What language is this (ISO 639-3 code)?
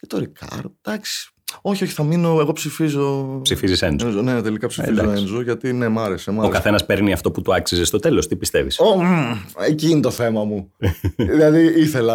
ell